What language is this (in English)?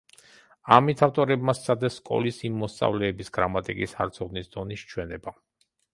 Georgian